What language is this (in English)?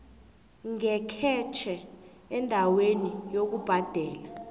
South Ndebele